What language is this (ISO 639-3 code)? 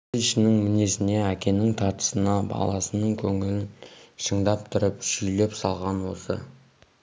kaz